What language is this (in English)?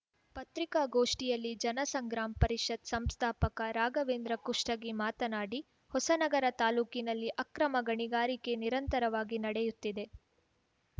Kannada